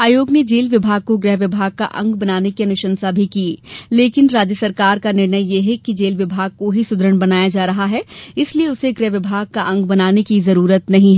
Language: Hindi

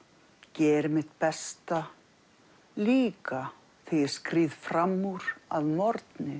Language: Icelandic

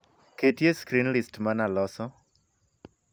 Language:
Luo (Kenya and Tanzania)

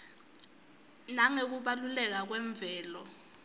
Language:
Swati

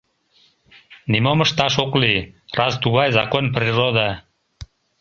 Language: Mari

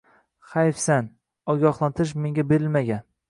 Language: Uzbek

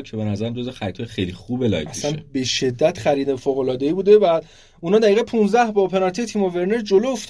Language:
Persian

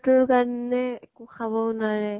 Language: Assamese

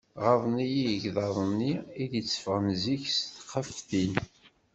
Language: Kabyle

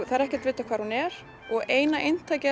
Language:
Icelandic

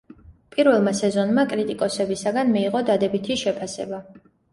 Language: Georgian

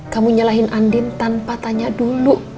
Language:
Indonesian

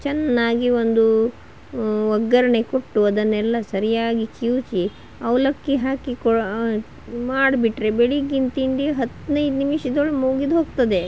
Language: Kannada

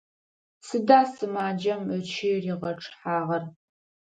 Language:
Adyghe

